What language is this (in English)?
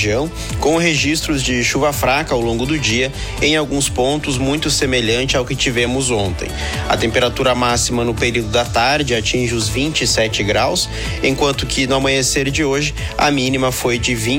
Portuguese